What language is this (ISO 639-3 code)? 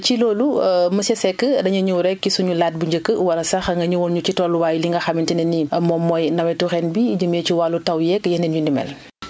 wol